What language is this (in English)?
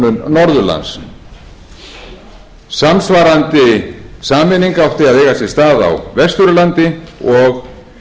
Icelandic